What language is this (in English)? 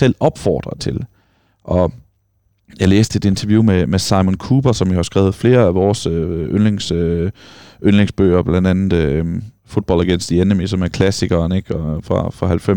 Danish